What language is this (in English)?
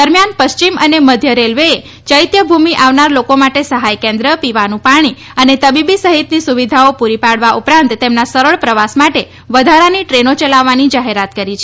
Gujarati